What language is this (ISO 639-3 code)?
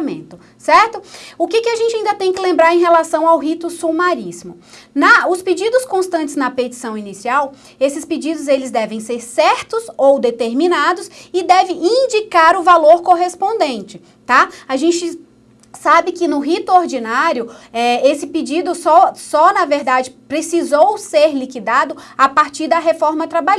por